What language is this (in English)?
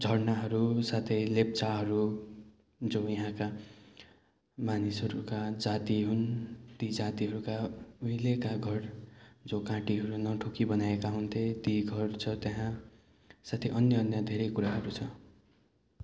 Nepali